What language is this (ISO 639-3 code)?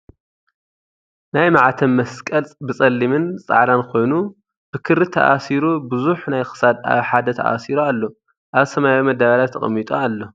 tir